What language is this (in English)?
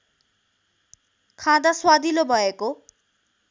Nepali